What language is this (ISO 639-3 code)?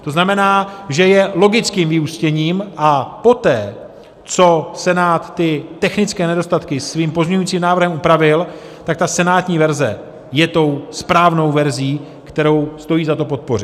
ces